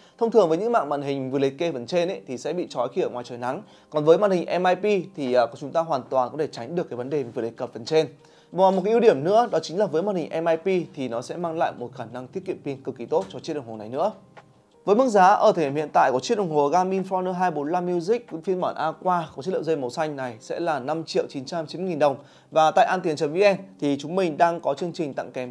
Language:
Vietnamese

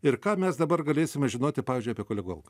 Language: Lithuanian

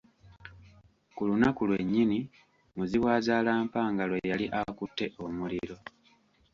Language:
Ganda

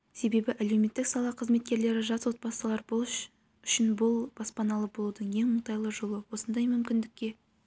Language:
Kazakh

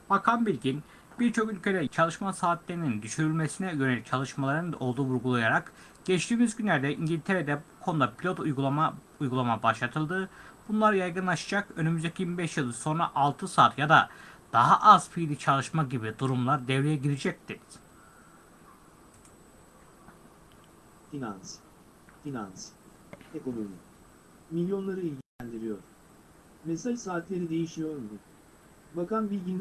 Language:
Turkish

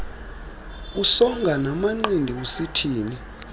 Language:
Xhosa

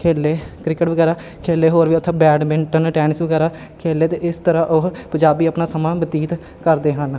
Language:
Punjabi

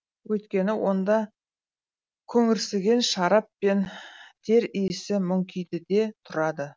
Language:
Kazakh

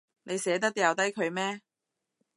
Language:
Cantonese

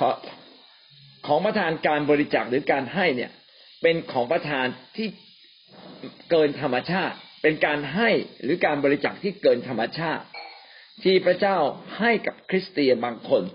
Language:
Thai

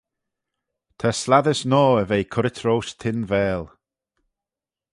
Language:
Manx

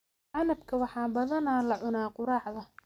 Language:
Somali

